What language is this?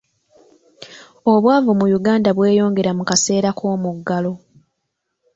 Ganda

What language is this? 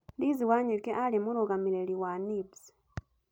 Kikuyu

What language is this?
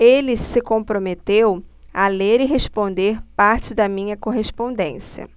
Portuguese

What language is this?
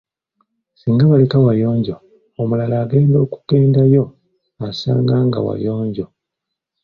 Ganda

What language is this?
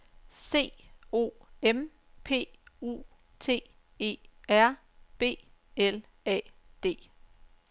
Danish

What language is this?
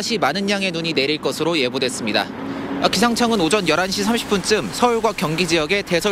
Korean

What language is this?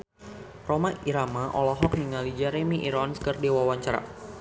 Sundanese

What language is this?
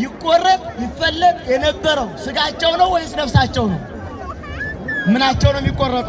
Arabic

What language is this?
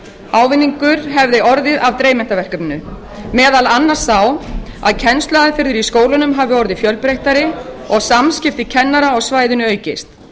Icelandic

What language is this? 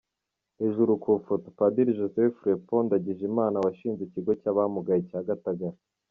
Kinyarwanda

